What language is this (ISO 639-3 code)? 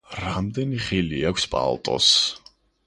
kat